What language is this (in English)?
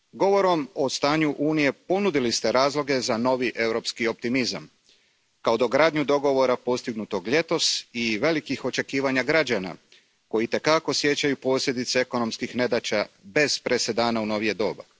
Croatian